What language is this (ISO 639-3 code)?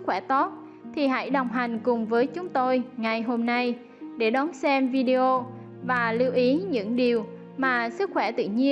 vie